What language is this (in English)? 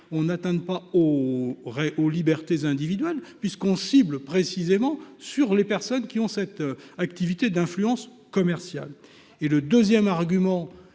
French